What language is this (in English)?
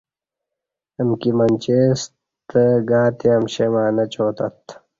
Kati